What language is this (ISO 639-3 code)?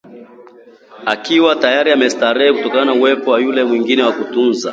swa